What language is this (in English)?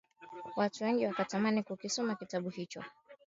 Swahili